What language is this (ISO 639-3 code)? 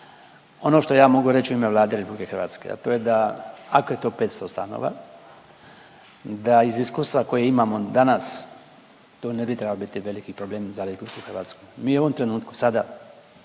hrv